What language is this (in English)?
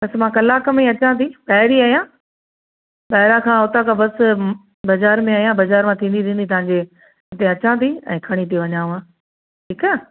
Sindhi